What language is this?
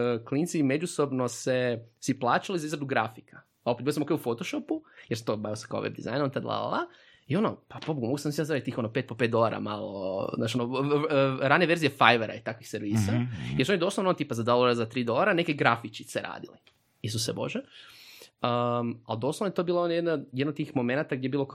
Croatian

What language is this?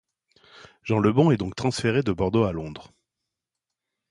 French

